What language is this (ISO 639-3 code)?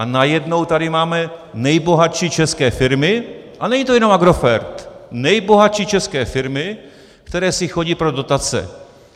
ces